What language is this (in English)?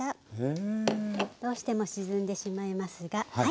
Japanese